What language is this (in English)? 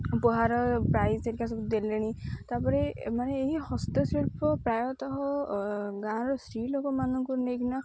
Odia